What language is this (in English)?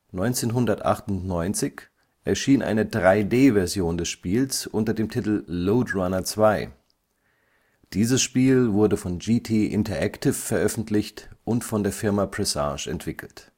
German